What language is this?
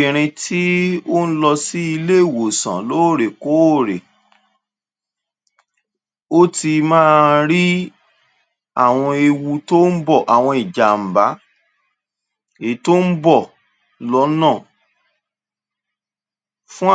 Yoruba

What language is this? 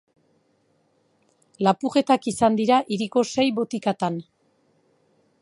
Basque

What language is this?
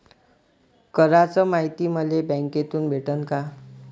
Marathi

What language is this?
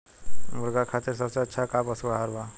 Bhojpuri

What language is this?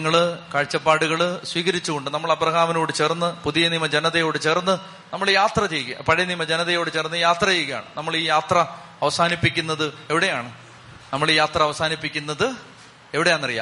Malayalam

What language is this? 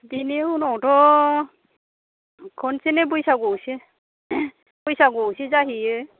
Bodo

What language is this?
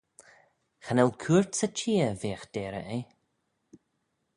Manx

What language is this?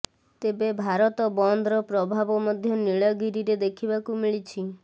Odia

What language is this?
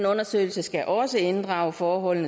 Danish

